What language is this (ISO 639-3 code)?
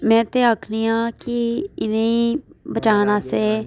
doi